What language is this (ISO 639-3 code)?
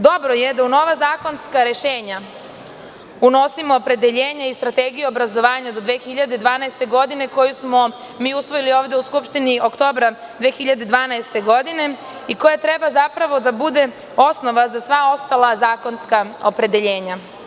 srp